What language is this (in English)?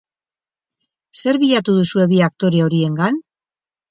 Basque